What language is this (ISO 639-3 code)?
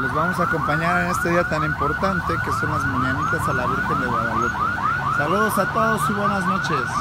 spa